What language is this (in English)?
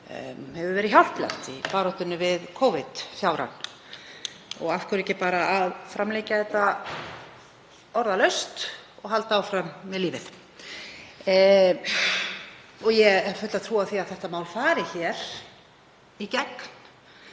Icelandic